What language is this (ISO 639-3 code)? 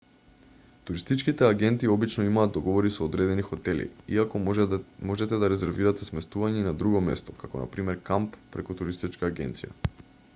mkd